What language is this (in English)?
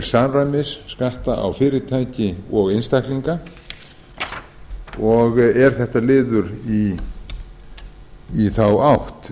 Icelandic